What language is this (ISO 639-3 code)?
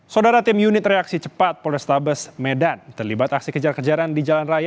ind